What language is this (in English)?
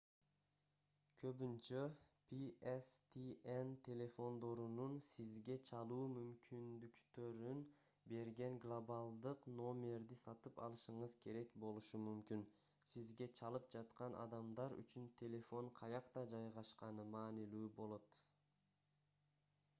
Kyrgyz